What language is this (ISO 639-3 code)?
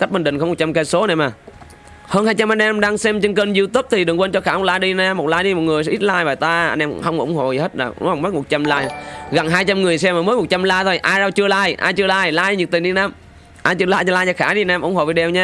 vie